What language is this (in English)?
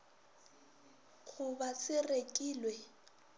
Northern Sotho